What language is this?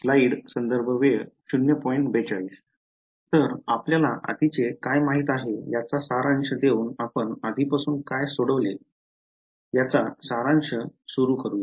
Marathi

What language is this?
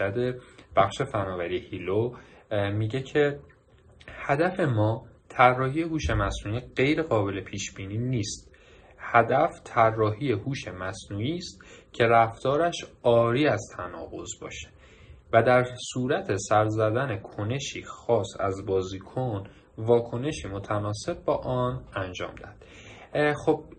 Persian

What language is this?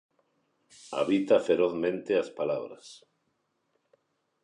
Galician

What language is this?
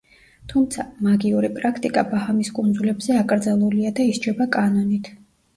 Georgian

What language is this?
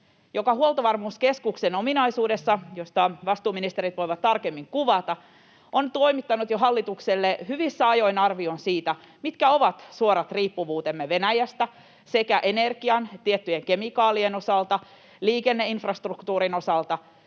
Finnish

